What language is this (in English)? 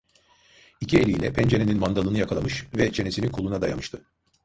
Turkish